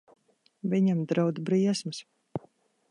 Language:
Latvian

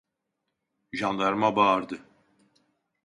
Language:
Turkish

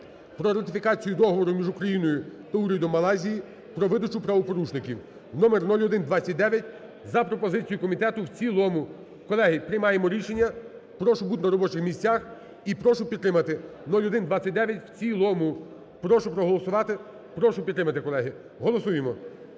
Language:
Ukrainian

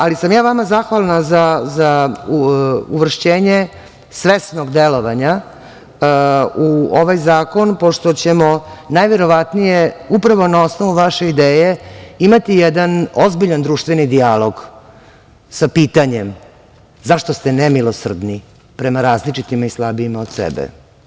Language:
Serbian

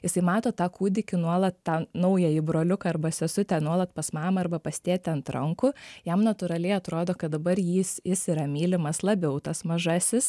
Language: Lithuanian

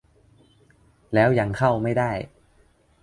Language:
Thai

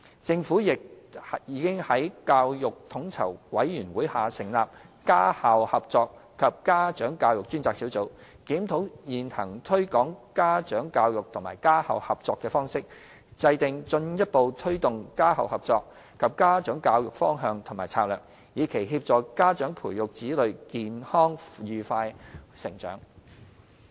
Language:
Cantonese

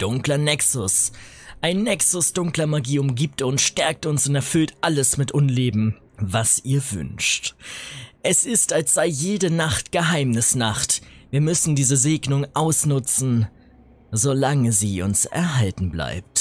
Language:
German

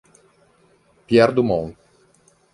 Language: Italian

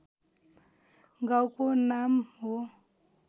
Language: Nepali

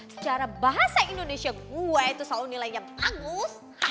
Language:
Indonesian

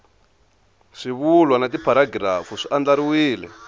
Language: Tsonga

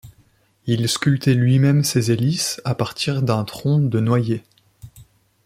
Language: French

